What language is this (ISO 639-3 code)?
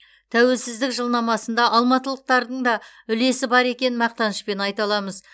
kaz